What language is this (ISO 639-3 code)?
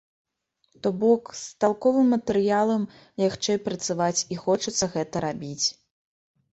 bel